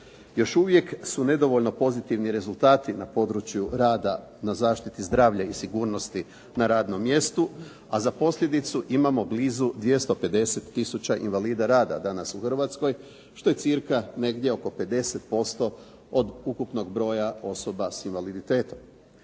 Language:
Croatian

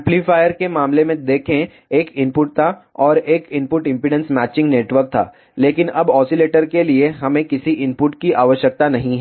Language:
Hindi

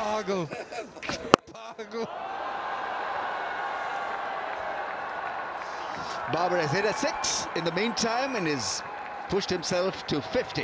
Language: English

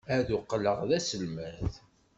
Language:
Kabyle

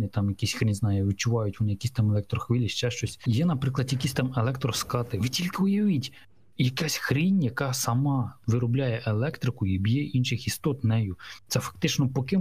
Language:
Ukrainian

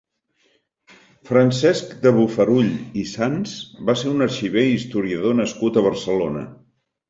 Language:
Catalan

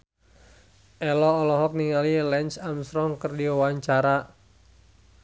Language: Sundanese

